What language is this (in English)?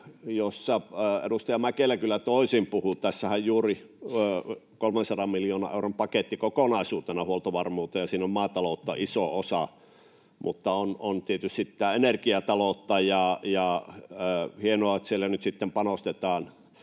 Finnish